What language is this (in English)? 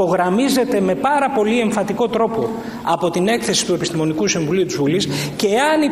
Greek